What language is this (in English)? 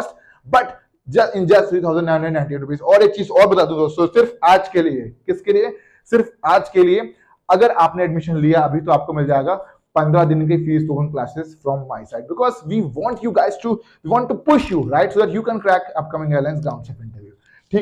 Hindi